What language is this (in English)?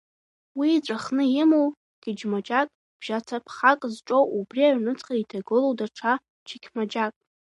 Abkhazian